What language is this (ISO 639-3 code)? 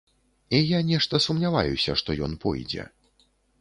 bel